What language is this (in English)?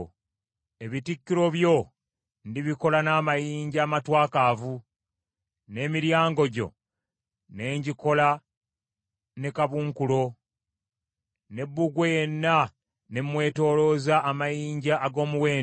Ganda